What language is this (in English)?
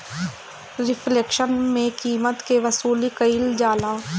Bhojpuri